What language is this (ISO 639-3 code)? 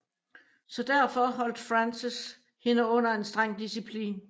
dan